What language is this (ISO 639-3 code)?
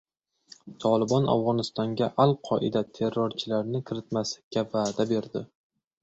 uzb